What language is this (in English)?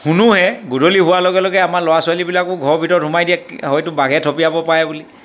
Assamese